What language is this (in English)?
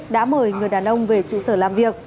Vietnamese